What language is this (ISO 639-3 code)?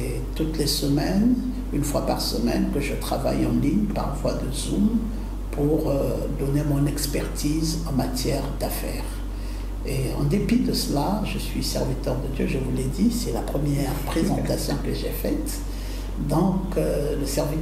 fra